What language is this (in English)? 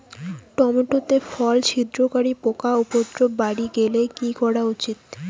Bangla